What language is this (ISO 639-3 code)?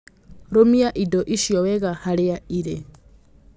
kik